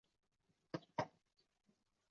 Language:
Chinese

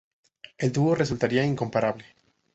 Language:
Spanish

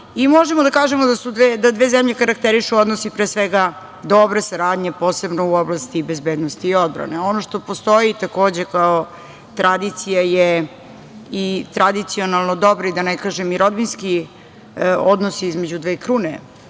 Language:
Serbian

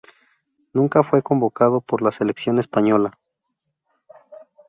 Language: Spanish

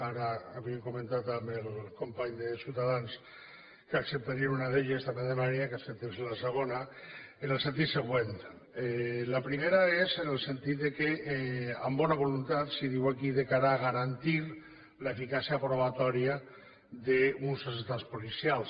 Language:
Catalan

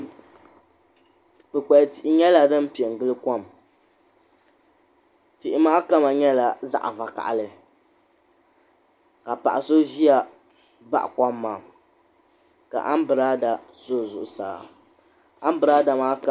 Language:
Dagbani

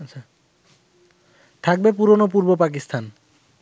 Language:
Bangla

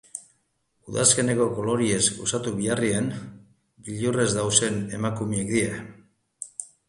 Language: Basque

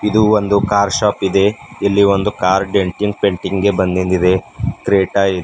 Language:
Kannada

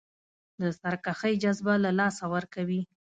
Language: Pashto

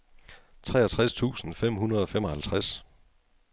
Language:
Danish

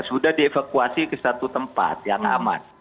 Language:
Indonesian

